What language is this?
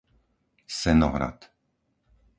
Slovak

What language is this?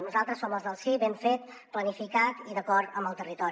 Catalan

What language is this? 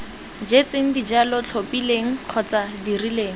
Tswana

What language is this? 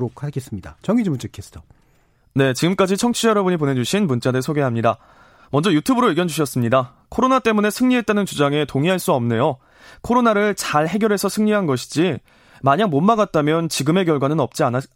Korean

